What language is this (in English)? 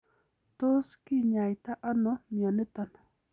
Kalenjin